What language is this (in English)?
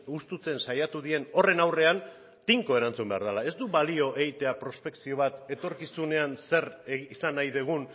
Basque